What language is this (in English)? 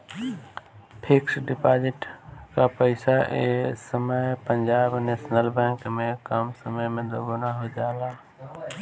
Bhojpuri